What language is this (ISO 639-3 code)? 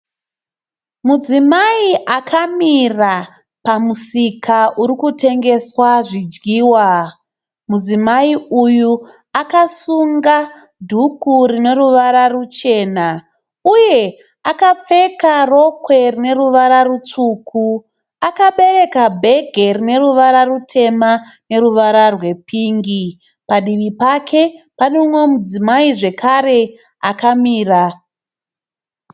sna